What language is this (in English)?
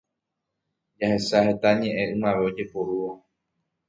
Guarani